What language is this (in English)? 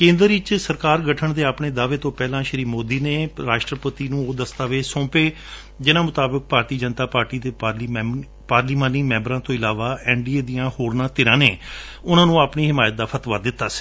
Punjabi